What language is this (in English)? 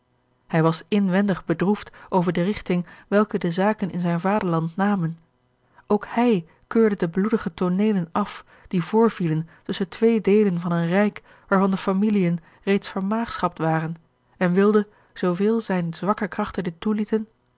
Dutch